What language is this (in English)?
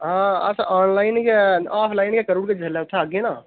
Dogri